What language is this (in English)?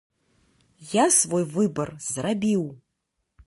Belarusian